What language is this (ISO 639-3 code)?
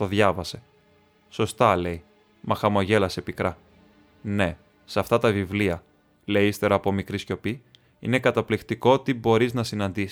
ell